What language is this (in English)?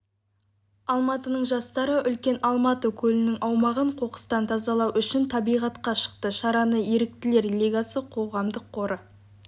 Kazakh